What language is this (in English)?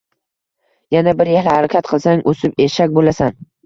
Uzbek